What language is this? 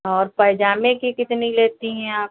Hindi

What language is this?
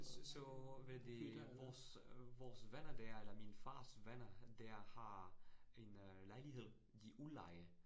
Danish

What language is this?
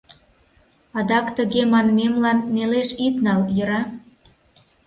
Mari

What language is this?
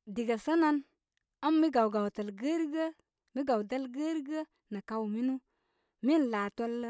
Koma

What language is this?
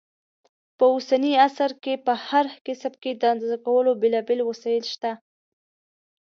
Pashto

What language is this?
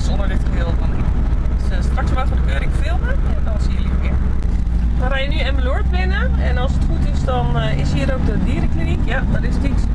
Dutch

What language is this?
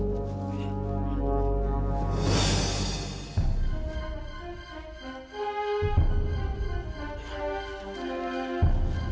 Indonesian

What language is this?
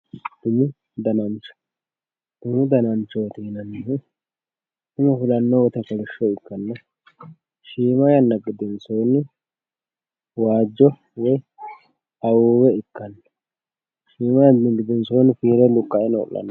Sidamo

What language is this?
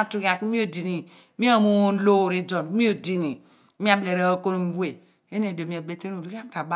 Abua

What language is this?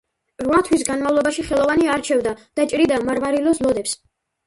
Georgian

